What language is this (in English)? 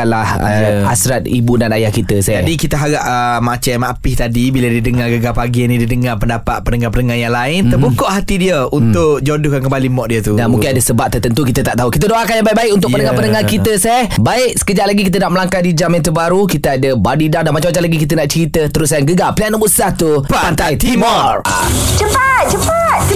Malay